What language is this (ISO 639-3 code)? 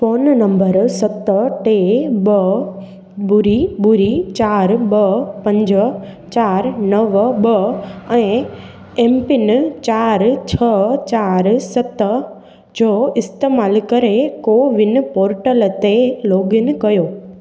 snd